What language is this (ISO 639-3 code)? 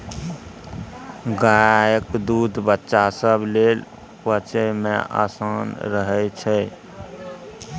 mai